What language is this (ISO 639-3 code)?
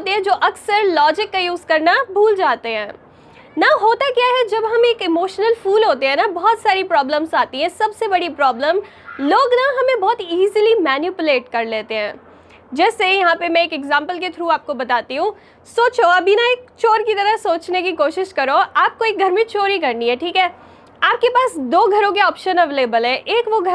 hin